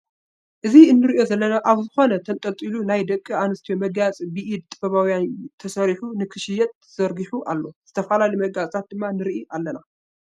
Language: Tigrinya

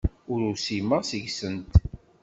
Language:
Kabyle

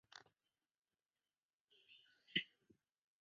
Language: Chinese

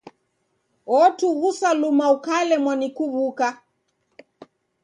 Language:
Taita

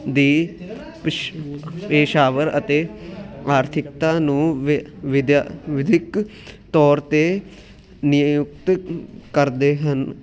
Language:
Punjabi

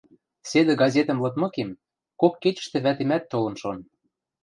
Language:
Western Mari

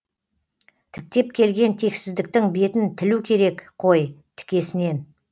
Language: Kazakh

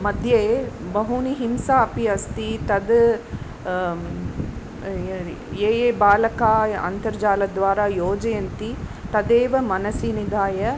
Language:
Sanskrit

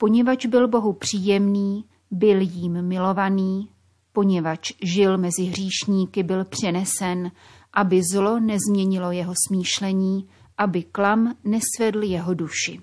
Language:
Czech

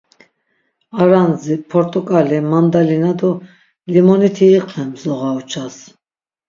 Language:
Laz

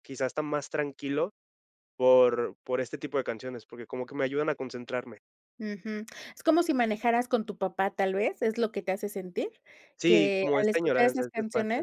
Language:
Spanish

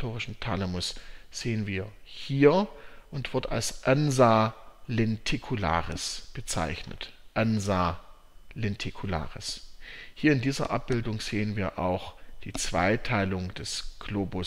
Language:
German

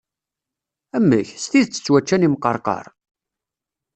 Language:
Kabyle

